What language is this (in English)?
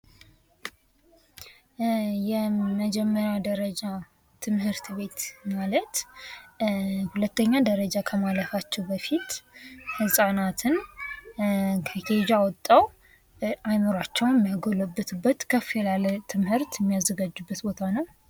Amharic